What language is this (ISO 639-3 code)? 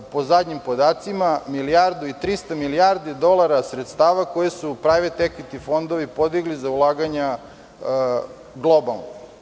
srp